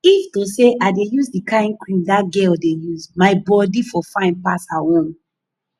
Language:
Nigerian Pidgin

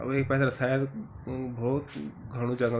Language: Garhwali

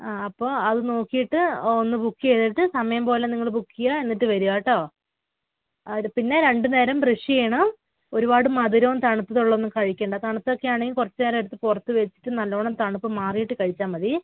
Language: Malayalam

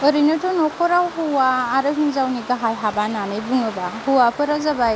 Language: Bodo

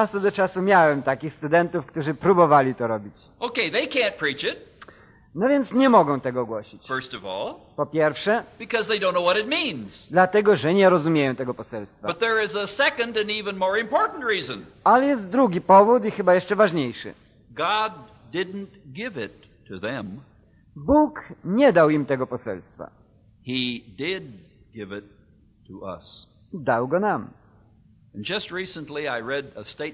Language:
Polish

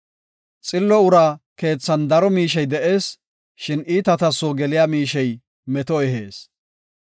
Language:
Gofa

